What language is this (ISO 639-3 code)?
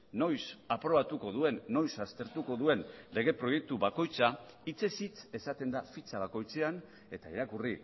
eus